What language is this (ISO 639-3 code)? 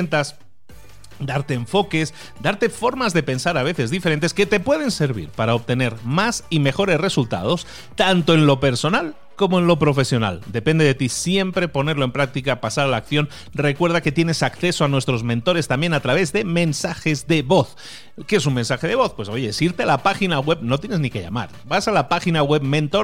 spa